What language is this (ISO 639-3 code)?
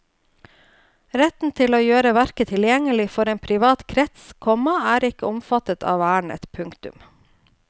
nor